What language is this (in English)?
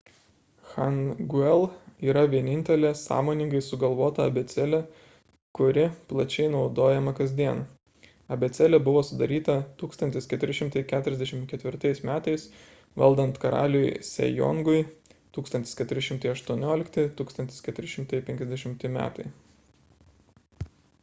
Lithuanian